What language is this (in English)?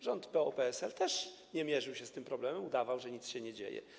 Polish